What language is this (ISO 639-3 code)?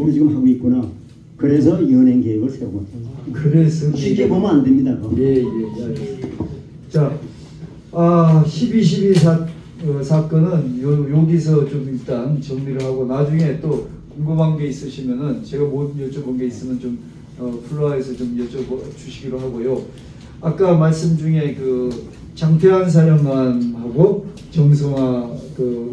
kor